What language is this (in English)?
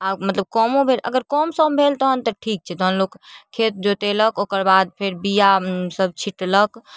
Maithili